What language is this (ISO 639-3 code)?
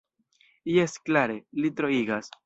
epo